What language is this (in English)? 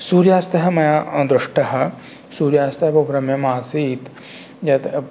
Sanskrit